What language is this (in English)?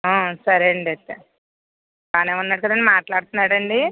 Telugu